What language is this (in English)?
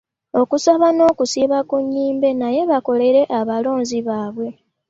Ganda